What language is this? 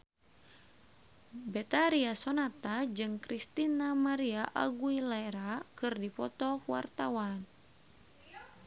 Sundanese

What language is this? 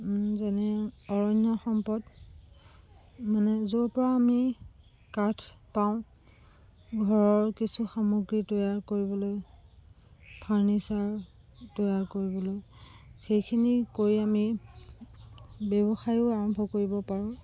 Assamese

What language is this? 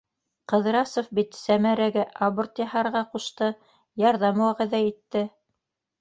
Bashkir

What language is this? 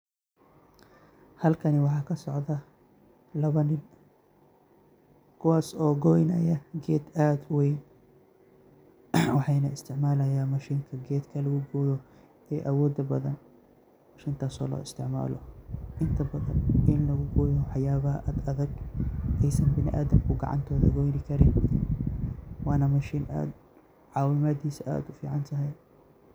Somali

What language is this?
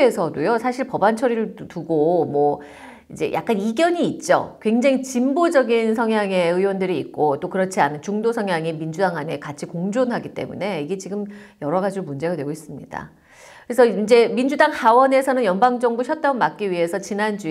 Korean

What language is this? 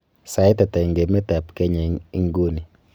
Kalenjin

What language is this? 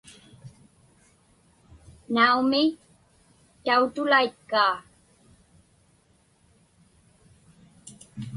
Inupiaq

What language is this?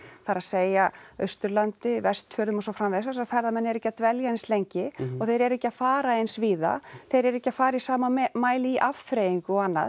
Icelandic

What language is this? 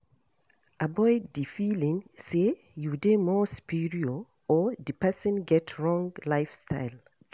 Nigerian Pidgin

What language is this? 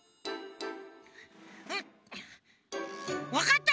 Japanese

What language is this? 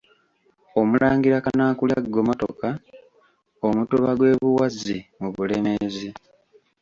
Ganda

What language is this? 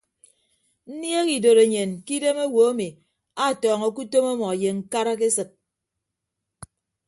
Ibibio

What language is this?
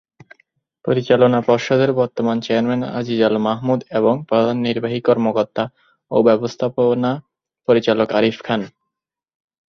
Bangla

